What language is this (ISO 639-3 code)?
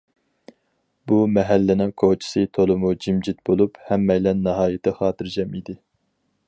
uig